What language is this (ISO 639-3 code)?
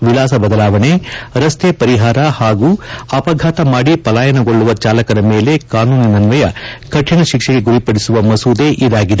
kan